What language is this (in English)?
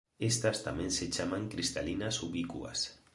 Galician